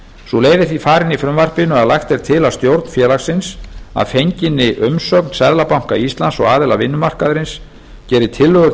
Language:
Icelandic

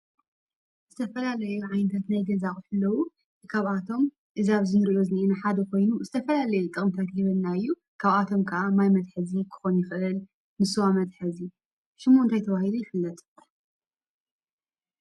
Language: Tigrinya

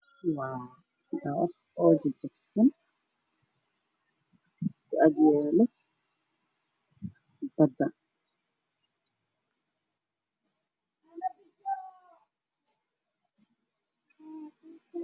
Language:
Somali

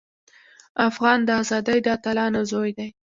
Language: Pashto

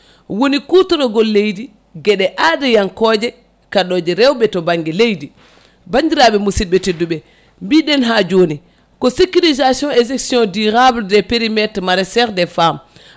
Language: Fula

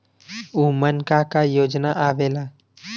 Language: Bhojpuri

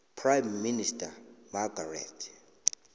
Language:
South Ndebele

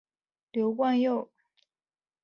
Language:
Chinese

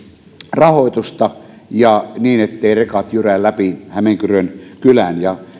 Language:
Finnish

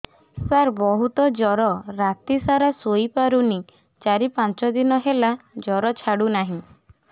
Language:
Odia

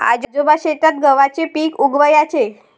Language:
Marathi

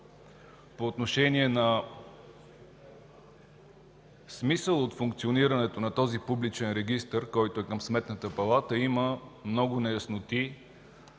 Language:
Bulgarian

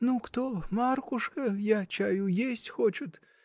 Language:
Russian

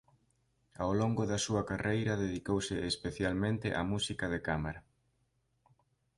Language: Galician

